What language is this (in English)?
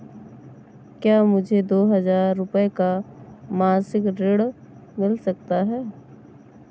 Hindi